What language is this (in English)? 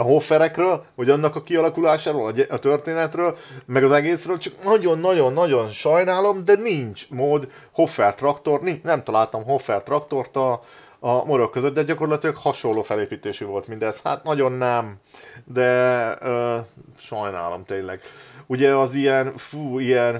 Hungarian